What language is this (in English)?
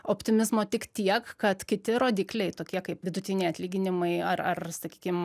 Lithuanian